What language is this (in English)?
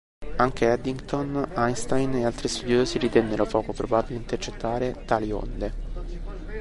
Italian